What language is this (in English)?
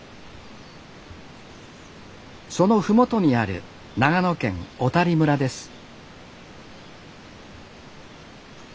Japanese